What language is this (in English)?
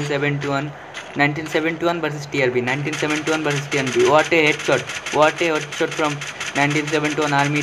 Hindi